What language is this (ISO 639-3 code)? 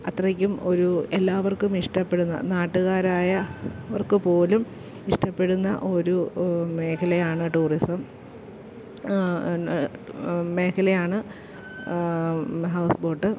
mal